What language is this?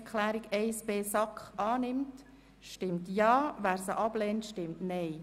Swiss German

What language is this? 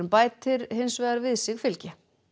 Icelandic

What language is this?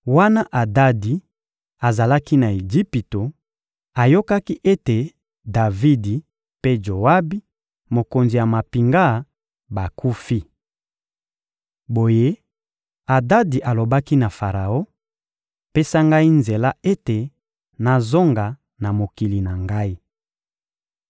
Lingala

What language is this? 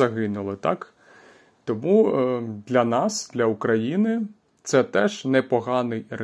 Ukrainian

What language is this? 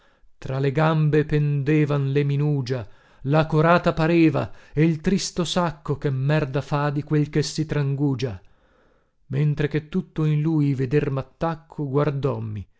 Italian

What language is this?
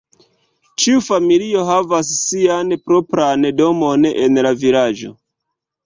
Esperanto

